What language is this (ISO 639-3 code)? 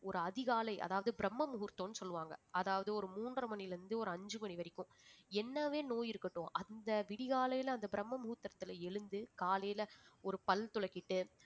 tam